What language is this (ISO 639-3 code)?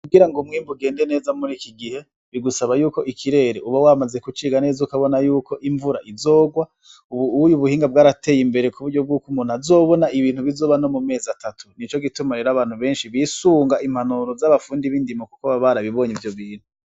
run